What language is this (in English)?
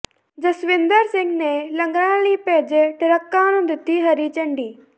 Punjabi